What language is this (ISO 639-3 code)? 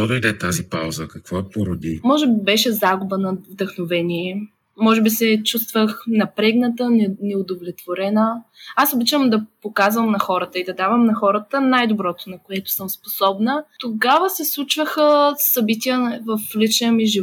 bul